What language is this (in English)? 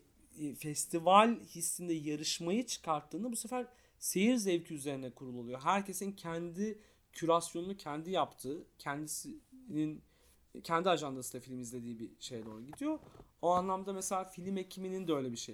Turkish